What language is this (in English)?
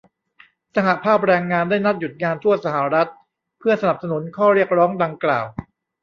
Thai